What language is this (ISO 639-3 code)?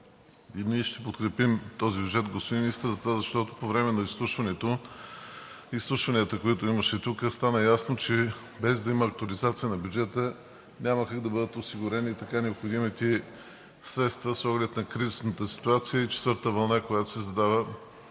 bul